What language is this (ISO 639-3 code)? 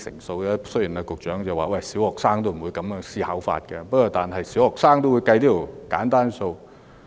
yue